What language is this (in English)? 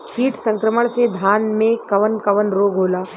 Bhojpuri